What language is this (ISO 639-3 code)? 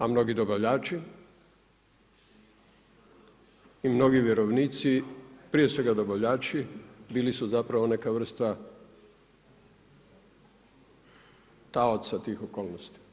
hrv